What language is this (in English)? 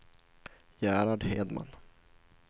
Swedish